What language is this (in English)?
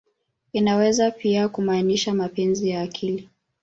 Swahili